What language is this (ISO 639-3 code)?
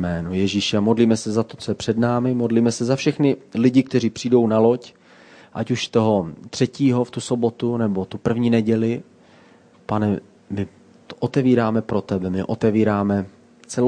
ces